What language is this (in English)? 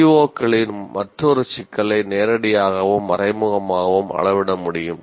Tamil